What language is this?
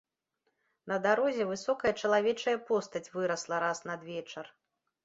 Belarusian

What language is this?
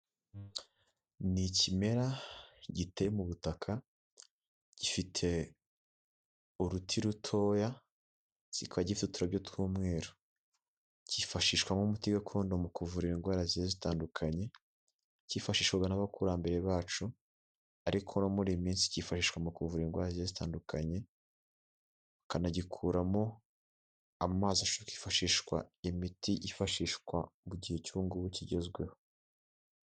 Kinyarwanda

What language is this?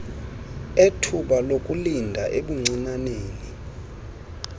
Xhosa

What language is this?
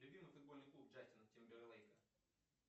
Russian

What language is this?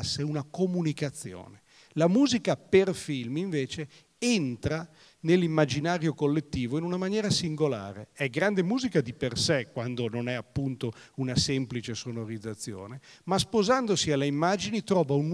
Italian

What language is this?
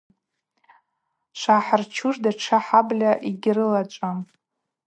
Abaza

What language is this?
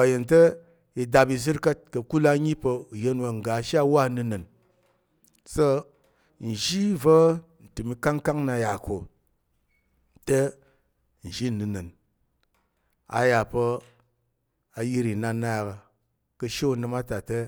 Tarok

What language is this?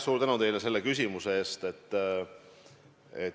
Estonian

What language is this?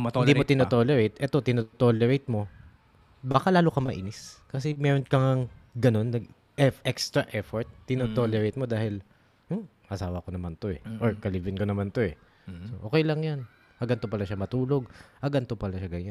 Filipino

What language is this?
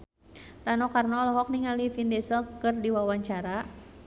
Sundanese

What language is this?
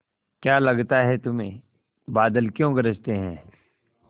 Hindi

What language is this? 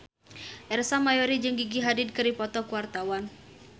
Sundanese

